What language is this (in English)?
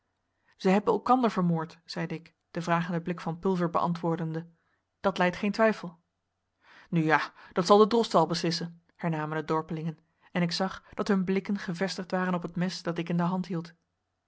Dutch